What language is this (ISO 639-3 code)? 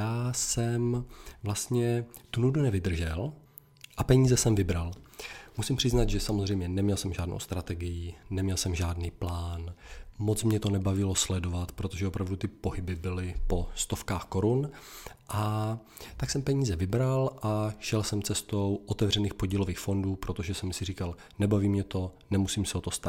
ces